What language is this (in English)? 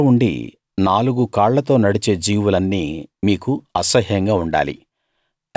Telugu